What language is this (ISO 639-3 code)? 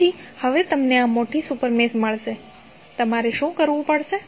guj